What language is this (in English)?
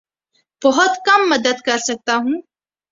Urdu